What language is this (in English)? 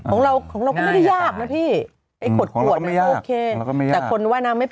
Thai